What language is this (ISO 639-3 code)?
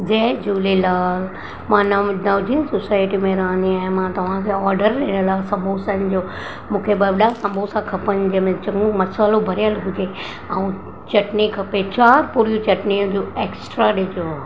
snd